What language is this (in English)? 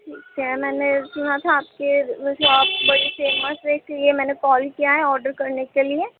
Urdu